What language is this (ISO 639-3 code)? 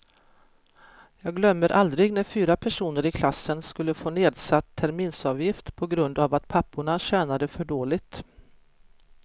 swe